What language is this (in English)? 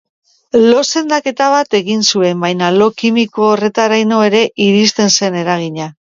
Basque